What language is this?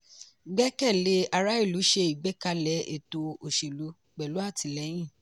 Yoruba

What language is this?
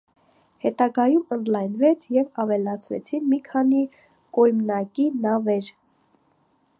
Armenian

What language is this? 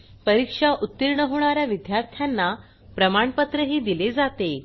Marathi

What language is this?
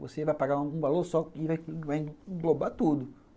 Portuguese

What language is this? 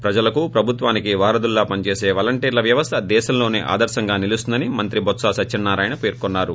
Telugu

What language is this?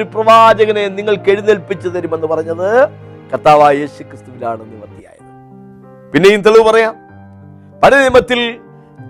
Malayalam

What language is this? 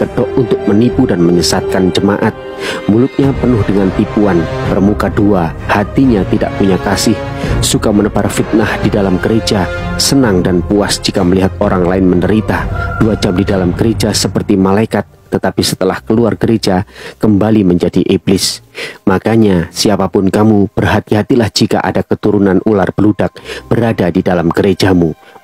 Indonesian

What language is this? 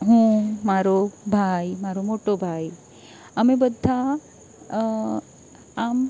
Gujarati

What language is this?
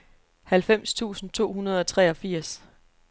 Danish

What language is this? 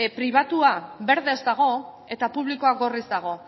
Basque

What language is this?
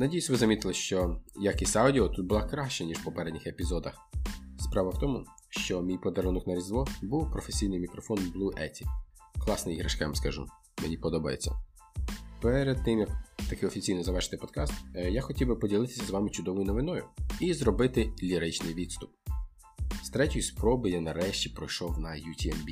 Ukrainian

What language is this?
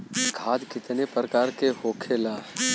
Bhojpuri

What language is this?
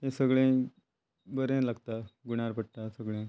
Konkani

